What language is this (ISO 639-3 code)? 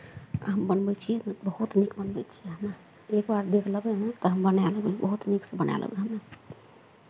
mai